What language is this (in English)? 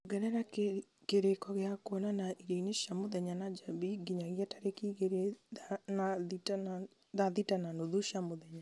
Kikuyu